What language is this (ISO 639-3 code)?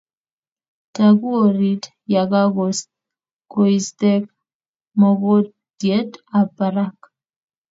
kln